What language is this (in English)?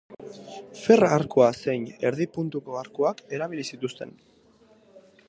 Basque